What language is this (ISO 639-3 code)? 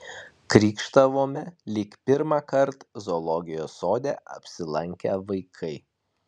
lit